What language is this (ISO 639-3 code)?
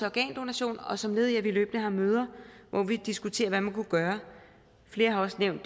dan